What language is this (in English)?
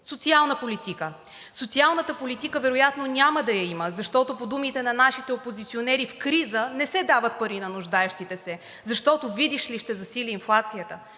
Bulgarian